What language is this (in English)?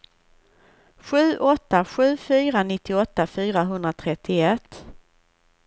Swedish